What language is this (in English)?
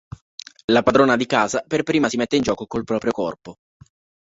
Italian